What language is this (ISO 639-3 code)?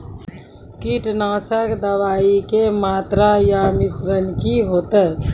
mai